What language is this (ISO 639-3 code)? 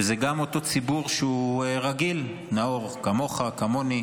heb